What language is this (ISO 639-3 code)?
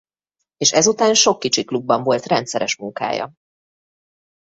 hun